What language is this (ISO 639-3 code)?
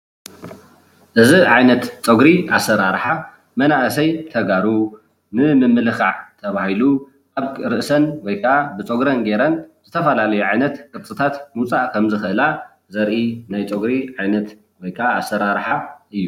tir